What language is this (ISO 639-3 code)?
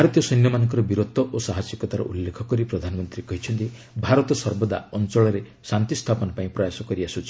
ori